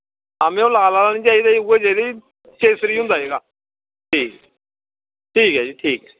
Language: Dogri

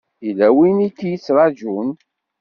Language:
Kabyle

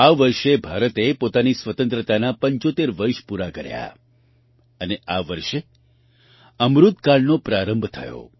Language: Gujarati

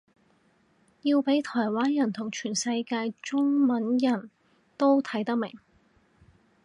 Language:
Cantonese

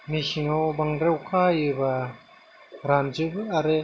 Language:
Bodo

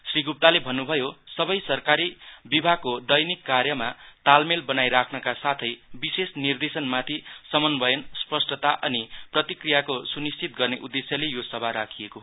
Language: Nepali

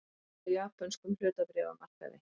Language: Icelandic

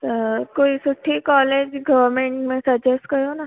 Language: Sindhi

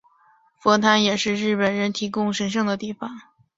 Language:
Chinese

